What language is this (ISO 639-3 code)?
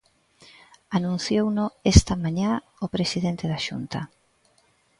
glg